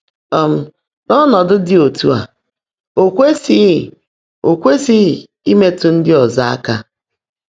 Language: Igbo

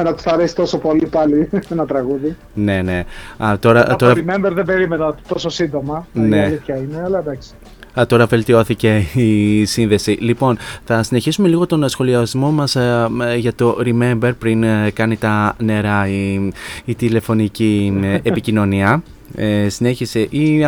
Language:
Greek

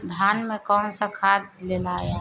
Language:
Bhojpuri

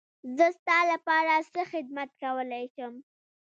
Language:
Pashto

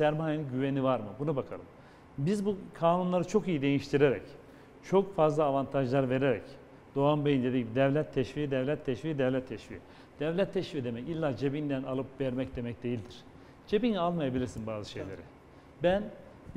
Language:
Turkish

